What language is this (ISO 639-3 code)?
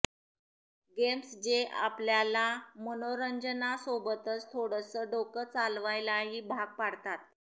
mar